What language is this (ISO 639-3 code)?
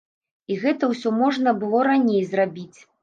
bel